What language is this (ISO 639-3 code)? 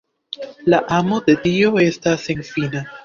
epo